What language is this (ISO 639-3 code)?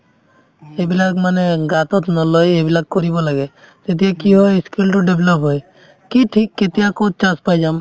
asm